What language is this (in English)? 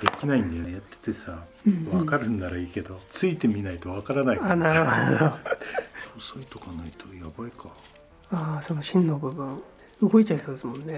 Japanese